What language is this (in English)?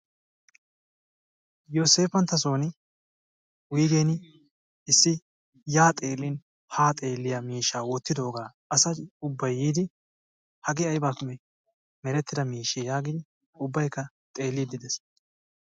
Wolaytta